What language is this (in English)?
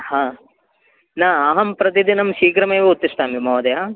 Sanskrit